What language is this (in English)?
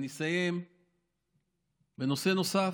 Hebrew